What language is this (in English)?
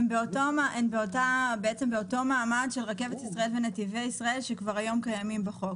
Hebrew